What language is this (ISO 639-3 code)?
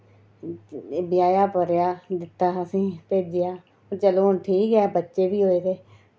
doi